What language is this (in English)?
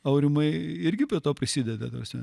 Lithuanian